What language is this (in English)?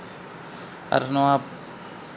Santali